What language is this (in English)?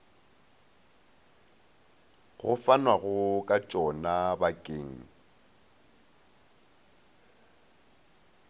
Northern Sotho